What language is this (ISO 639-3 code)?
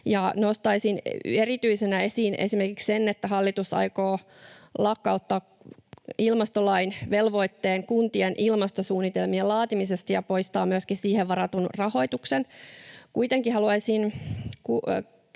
fin